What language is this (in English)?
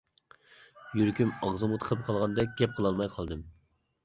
Uyghur